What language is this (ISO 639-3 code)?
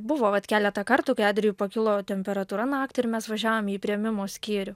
lit